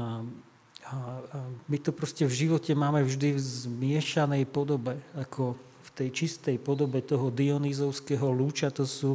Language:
Slovak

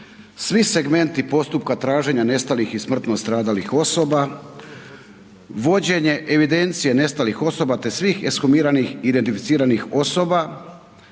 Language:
Croatian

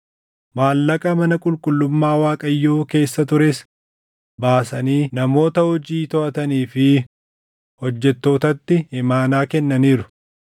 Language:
Oromo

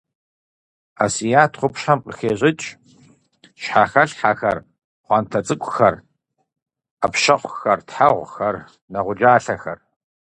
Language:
Kabardian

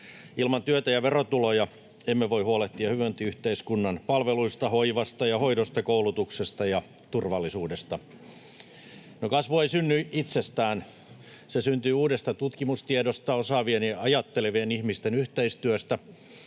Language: Finnish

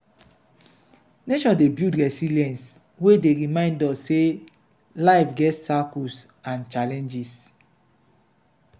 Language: Nigerian Pidgin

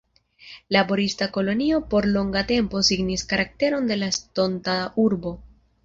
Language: Esperanto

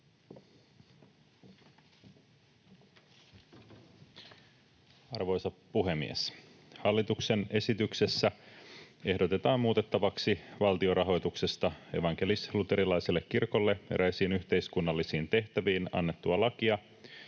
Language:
Finnish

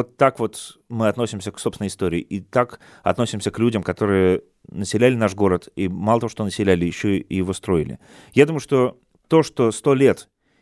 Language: Russian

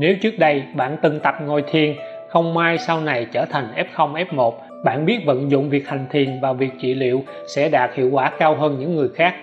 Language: Vietnamese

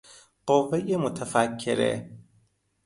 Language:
Persian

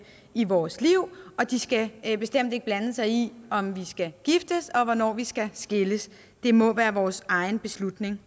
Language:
Danish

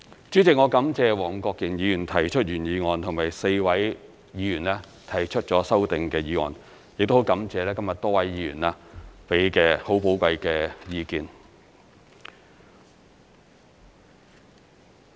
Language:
Cantonese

